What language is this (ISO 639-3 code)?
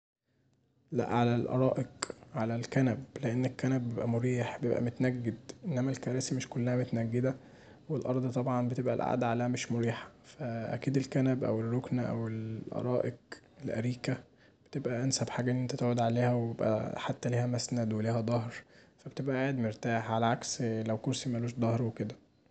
arz